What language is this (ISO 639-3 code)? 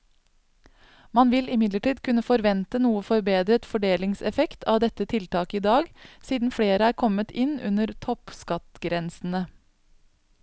nor